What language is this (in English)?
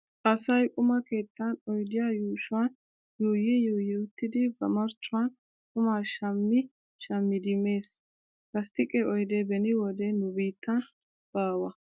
Wolaytta